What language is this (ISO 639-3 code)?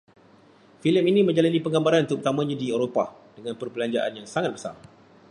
msa